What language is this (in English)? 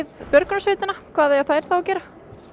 Icelandic